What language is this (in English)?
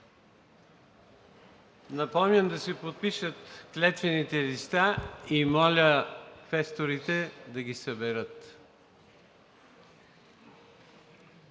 Bulgarian